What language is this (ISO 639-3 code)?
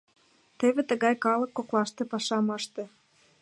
chm